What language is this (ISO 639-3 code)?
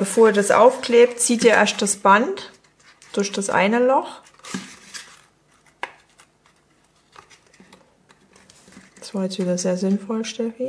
deu